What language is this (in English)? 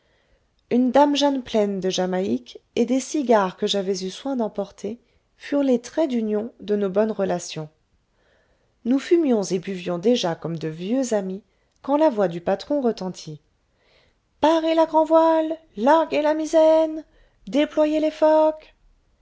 French